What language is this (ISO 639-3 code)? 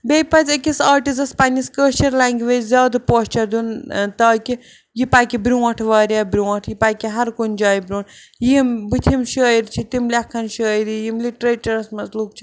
kas